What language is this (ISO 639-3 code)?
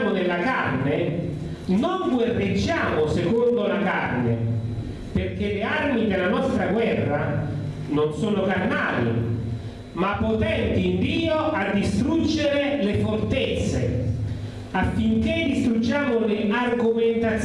ita